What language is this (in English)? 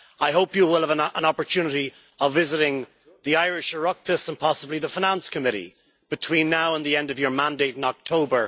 English